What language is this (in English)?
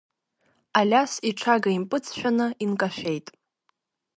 Abkhazian